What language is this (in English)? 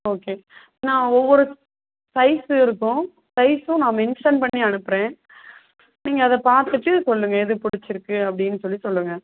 Tamil